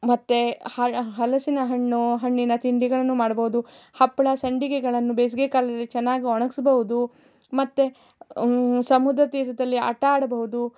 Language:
Kannada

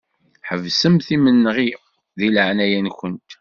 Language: Kabyle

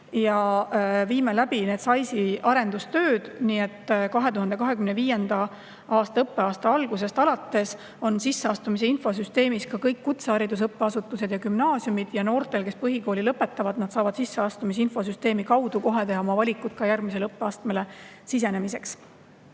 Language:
Estonian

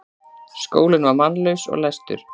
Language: Icelandic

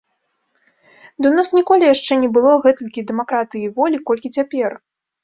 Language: Belarusian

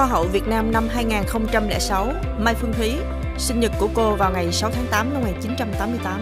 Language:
Vietnamese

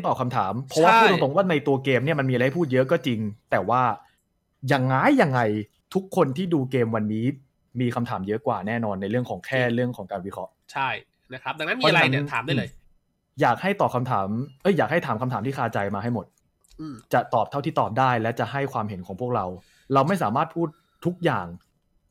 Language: Thai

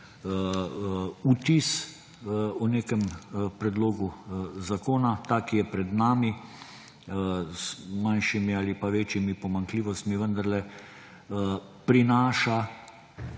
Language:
Slovenian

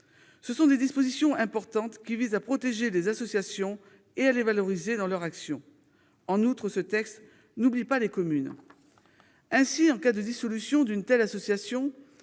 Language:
French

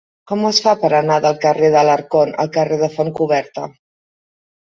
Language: Catalan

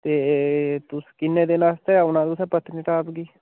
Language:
Dogri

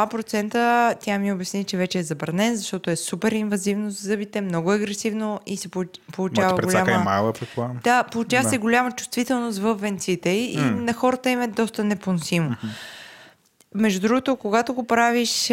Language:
Bulgarian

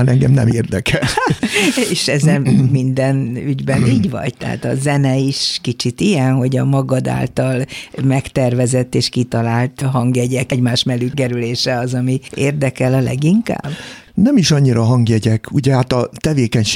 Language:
Hungarian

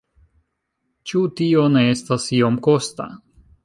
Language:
Esperanto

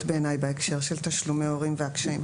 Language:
Hebrew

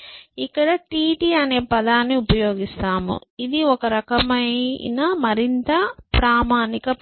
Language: Telugu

